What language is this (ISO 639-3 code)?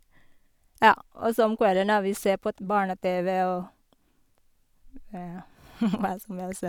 nor